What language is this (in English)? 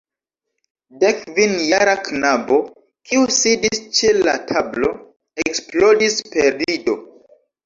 Esperanto